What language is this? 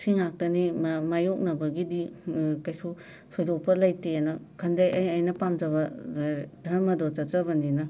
Manipuri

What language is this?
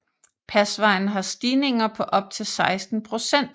Danish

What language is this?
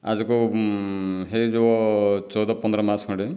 Odia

